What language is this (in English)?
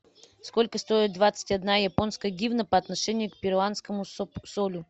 Russian